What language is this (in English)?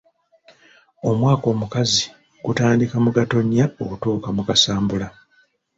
Ganda